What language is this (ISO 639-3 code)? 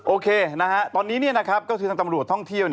tha